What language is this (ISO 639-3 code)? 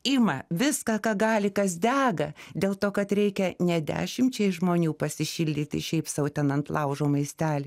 lit